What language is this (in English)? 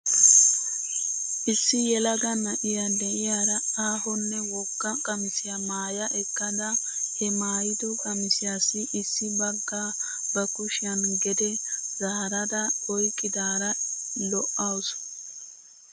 Wolaytta